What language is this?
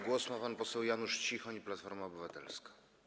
Polish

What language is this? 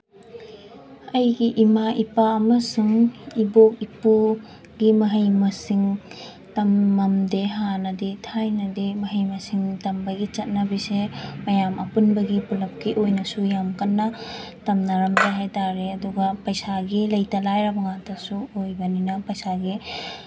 Manipuri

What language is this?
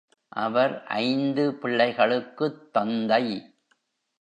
Tamil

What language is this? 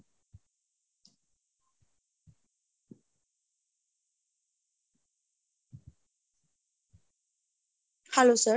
Bangla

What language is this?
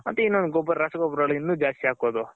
Kannada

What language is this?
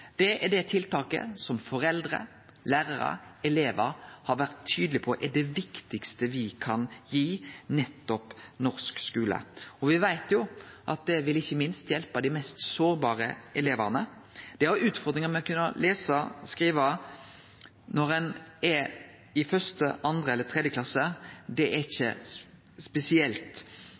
Norwegian Nynorsk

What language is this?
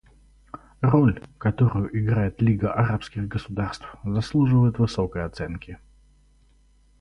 Russian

